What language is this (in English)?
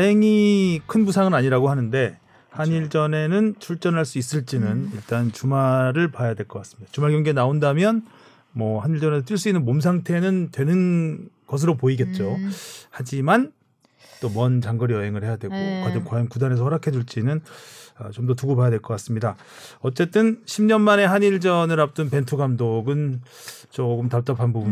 Korean